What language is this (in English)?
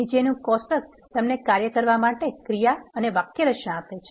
Gujarati